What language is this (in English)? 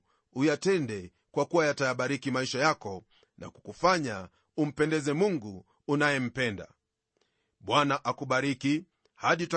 Swahili